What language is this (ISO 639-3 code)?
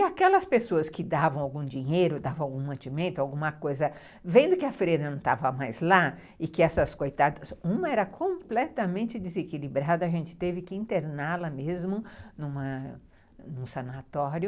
por